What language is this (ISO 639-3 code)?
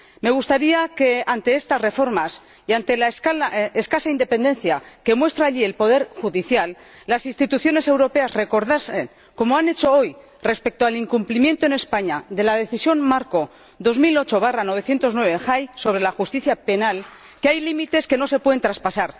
spa